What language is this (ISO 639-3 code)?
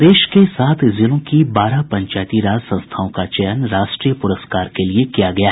hin